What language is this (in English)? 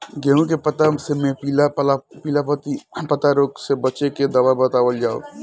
Bhojpuri